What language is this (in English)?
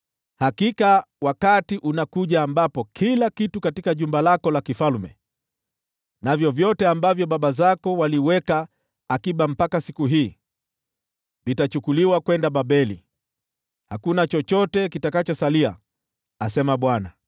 Swahili